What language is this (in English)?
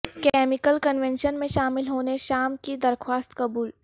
Urdu